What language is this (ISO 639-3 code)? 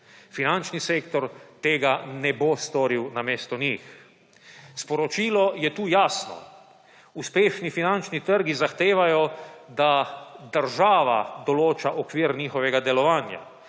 slv